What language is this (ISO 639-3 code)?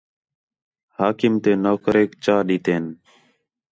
xhe